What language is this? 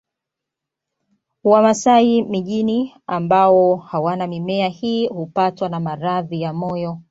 Swahili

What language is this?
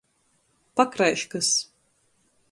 Latgalian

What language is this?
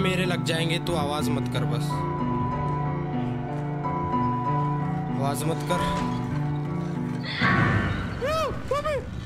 Hindi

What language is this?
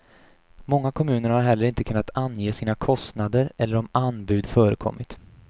Swedish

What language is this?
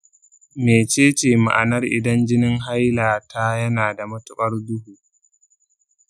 Hausa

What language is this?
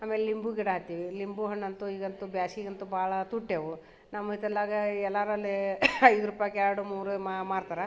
Kannada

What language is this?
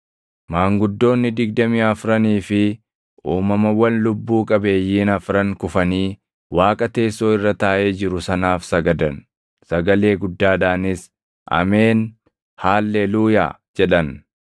Oromo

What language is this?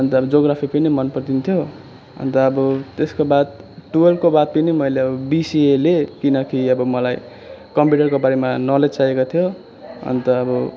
Nepali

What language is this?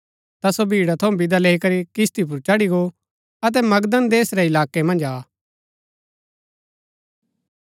Gaddi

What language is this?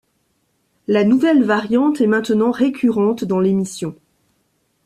French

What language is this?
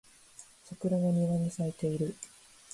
Japanese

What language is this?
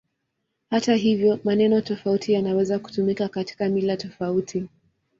Swahili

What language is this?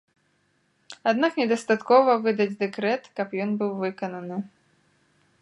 Belarusian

